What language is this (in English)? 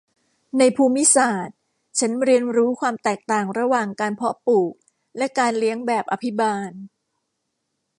Thai